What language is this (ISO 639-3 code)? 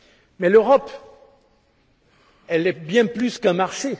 fra